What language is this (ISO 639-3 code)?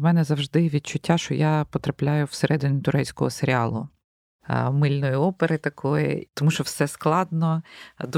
ukr